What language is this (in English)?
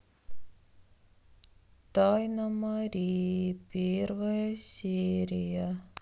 Russian